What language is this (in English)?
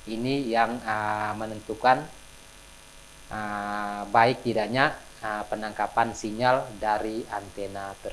Indonesian